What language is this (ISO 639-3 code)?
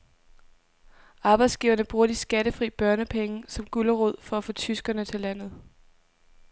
dan